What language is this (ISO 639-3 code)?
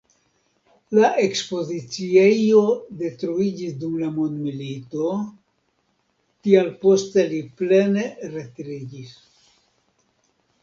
epo